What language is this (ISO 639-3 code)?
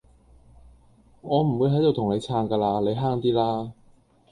yue